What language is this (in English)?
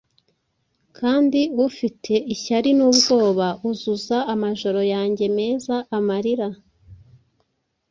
Kinyarwanda